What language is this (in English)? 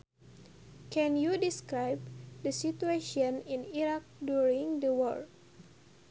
Sundanese